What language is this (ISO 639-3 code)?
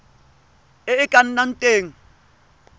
tsn